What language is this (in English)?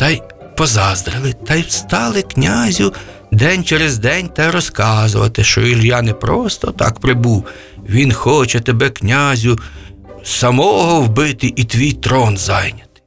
Ukrainian